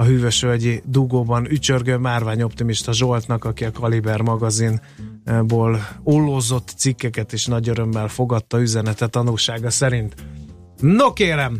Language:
Hungarian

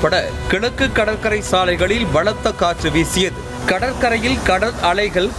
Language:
Tamil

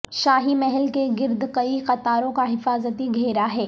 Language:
Urdu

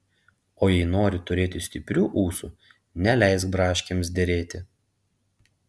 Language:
Lithuanian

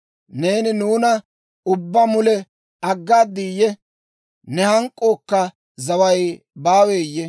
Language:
Dawro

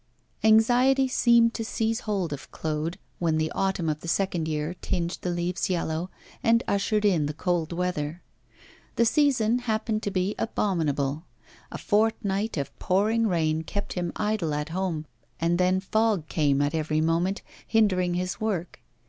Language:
English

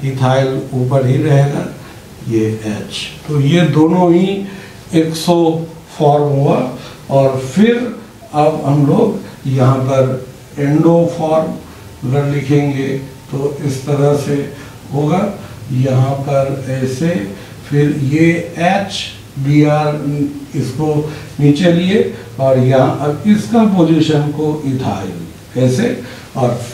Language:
Hindi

